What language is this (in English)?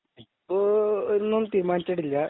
Malayalam